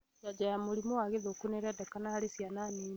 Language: Kikuyu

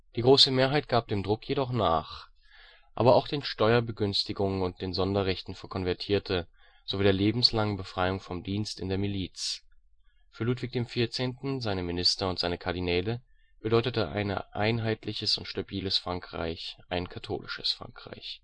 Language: German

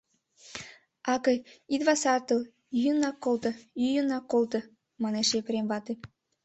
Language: Mari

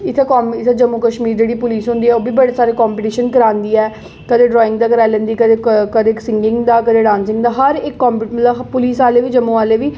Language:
Dogri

